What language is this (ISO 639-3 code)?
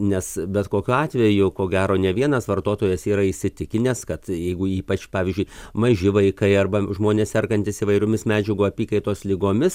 lit